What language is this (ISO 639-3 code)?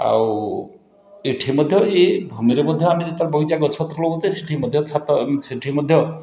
ori